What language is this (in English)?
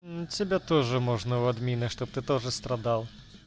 Russian